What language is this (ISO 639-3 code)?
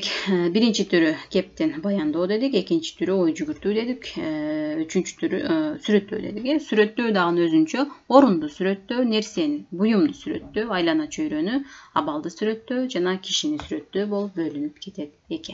tur